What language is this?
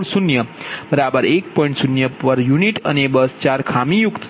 Gujarati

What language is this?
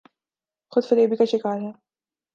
Urdu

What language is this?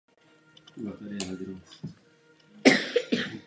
Czech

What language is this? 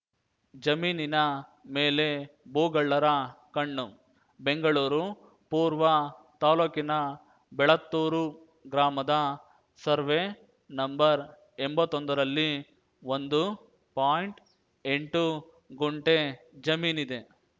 Kannada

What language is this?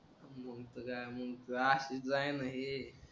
Marathi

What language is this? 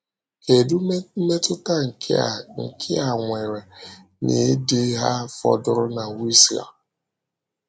Igbo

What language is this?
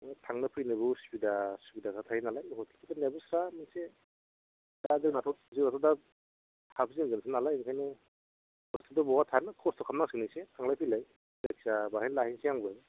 Bodo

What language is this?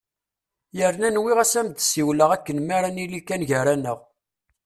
Kabyle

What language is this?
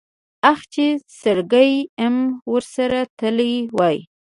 Pashto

